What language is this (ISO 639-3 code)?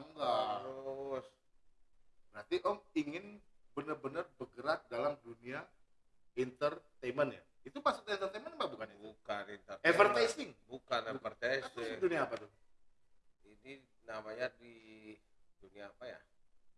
ind